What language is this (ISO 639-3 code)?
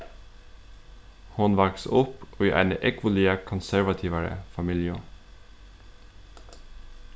fao